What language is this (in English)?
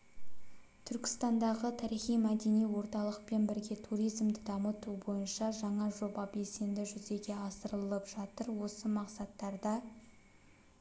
Kazakh